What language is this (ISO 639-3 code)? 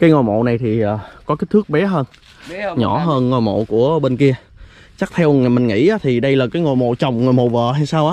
vie